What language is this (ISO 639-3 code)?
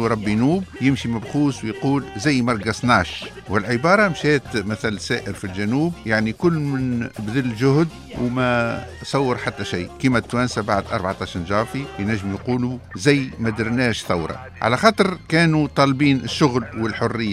ara